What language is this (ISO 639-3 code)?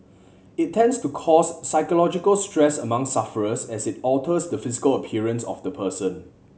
eng